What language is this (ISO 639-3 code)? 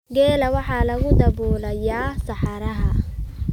som